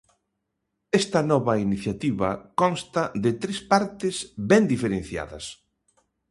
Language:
Galician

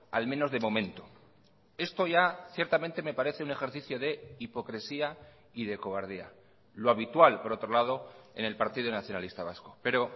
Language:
Spanish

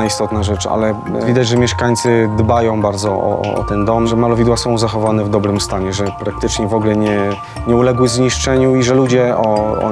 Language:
Polish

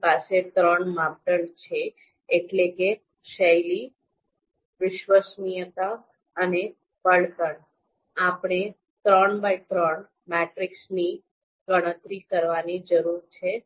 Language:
Gujarati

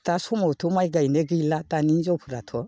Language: Bodo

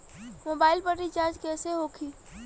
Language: Bhojpuri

